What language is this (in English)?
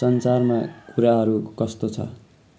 Nepali